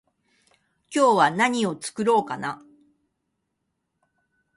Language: Japanese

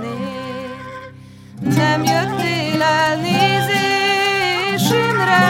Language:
Hungarian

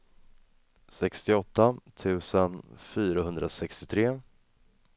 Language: Swedish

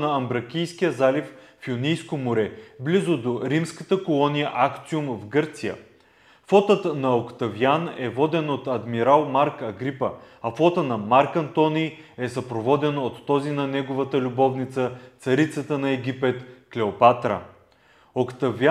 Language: Bulgarian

